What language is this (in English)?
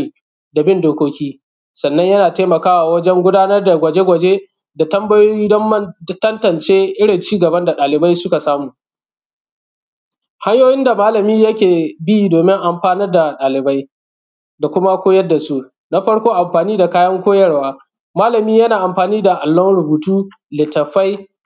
Hausa